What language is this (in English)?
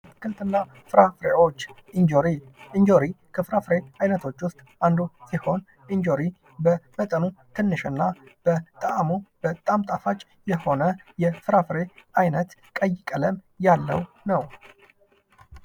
Amharic